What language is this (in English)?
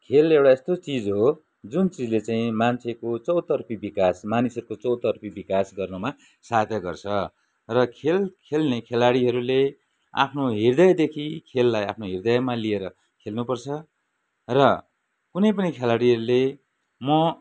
Nepali